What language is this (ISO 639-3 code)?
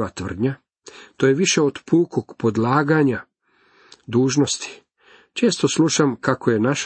hrv